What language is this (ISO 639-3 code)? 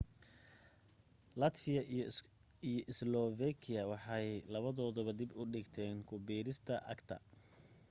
som